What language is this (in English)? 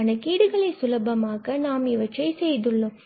Tamil